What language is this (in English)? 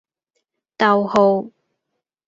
Cantonese